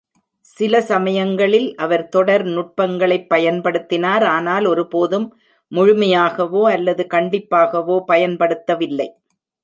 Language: Tamil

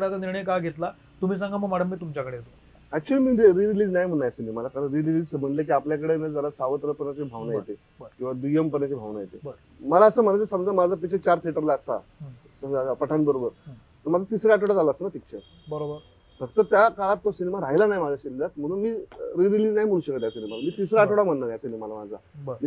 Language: Marathi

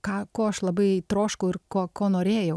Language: Lithuanian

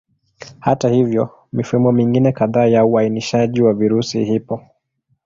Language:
Swahili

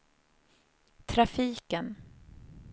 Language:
Swedish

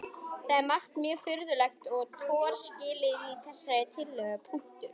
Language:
Icelandic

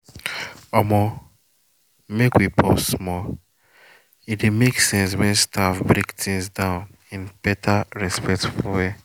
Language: Nigerian Pidgin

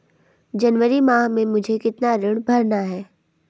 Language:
Hindi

